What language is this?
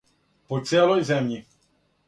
Serbian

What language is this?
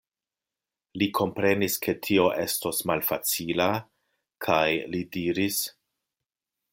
Esperanto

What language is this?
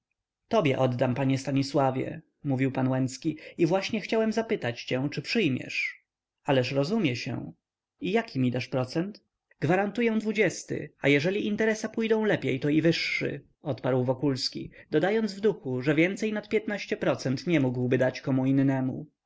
Polish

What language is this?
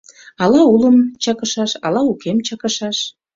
Mari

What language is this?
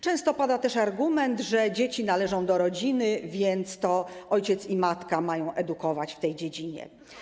Polish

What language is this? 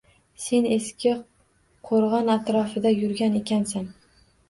Uzbek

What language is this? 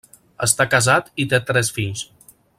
Catalan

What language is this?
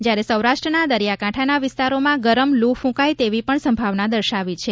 Gujarati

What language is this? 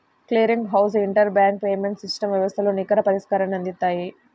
Telugu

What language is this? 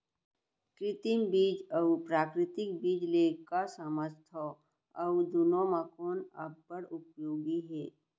Chhattisgarhi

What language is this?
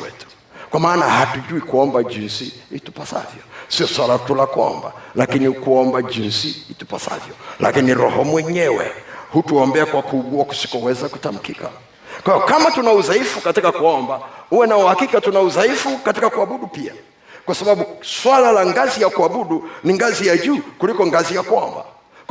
Swahili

